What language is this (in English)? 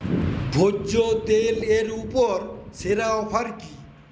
Bangla